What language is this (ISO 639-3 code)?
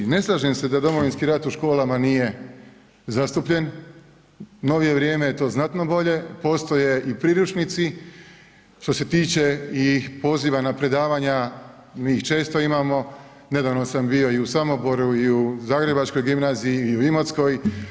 hrv